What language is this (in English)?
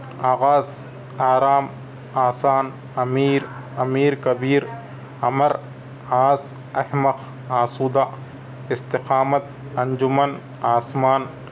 Urdu